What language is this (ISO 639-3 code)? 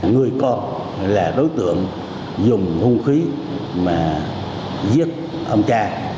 vie